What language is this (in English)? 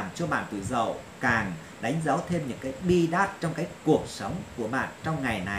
Vietnamese